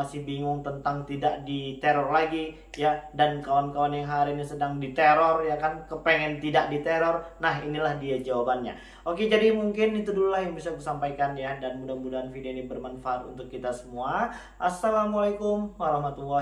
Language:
Indonesian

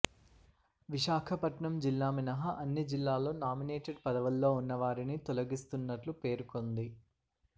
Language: Telugu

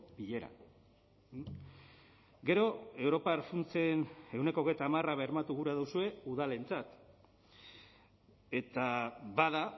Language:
Basque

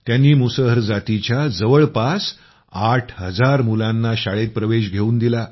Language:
Marathi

